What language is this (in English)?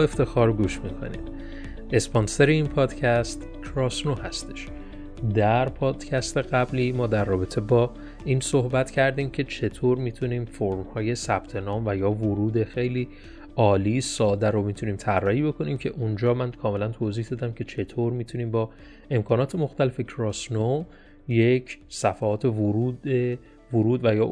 Persian